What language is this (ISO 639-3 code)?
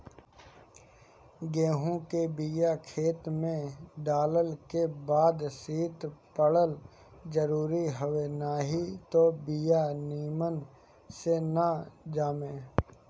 bho